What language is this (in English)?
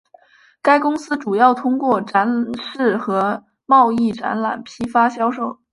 Chinese